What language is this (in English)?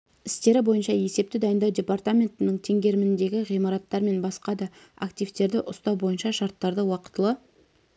Kazakh